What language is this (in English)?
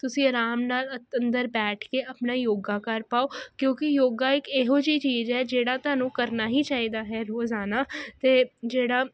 Punjabi